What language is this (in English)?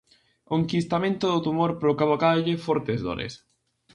Galician